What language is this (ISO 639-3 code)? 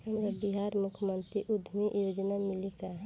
bho